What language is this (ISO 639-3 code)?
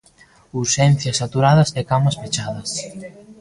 glg